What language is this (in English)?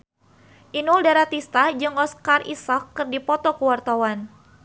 Sundanese